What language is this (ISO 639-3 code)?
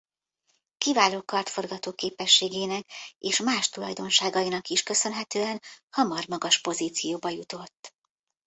hun